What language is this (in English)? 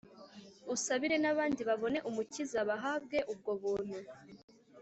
Kinyarwanda